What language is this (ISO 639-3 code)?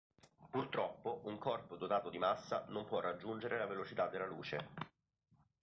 ita